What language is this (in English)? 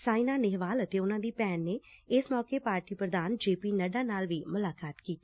Punjabi